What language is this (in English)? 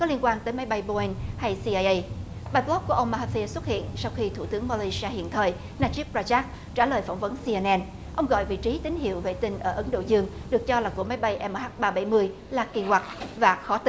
Vietnamese